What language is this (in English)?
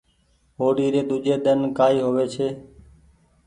Goaria